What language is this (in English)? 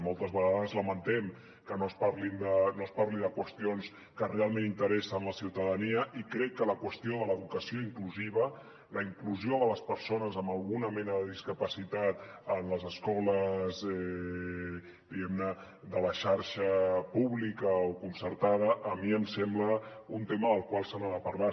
Catalan